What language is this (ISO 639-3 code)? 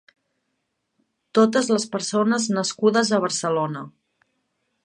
cat